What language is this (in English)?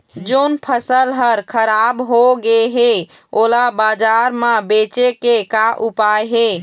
Chhattisgarhi